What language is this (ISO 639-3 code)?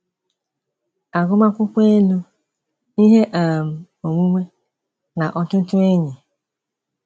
ibo